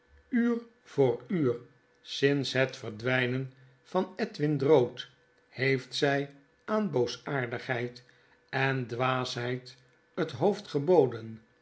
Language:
Dutch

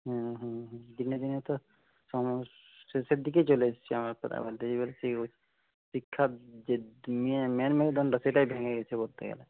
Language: Bangla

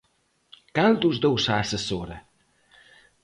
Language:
Galician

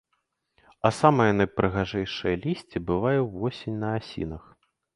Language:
Belarusian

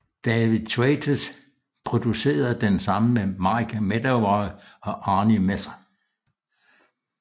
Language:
Danish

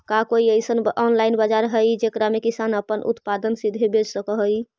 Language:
Magahi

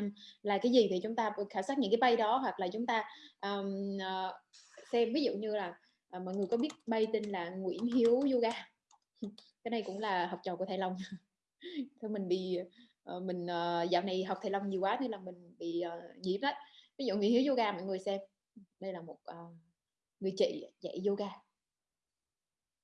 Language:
Vietnamese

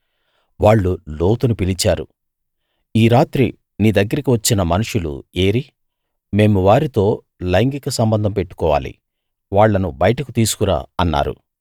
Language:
Telugu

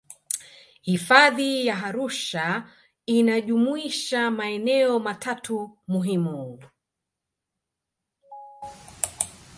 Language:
Swahili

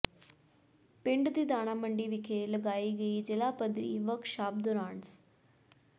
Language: Punjabi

